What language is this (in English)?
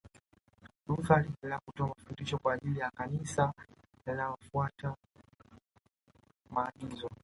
Swahili